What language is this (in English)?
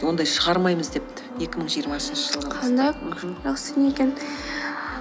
Kazakh